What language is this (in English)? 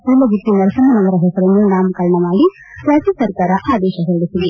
Kannada